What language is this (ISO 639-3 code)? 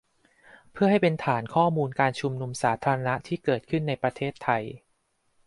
tha